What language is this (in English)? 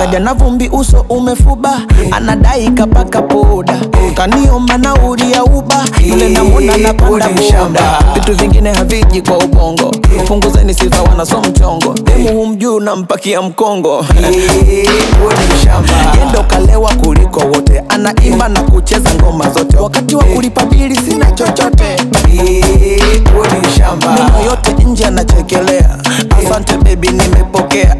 Portuguese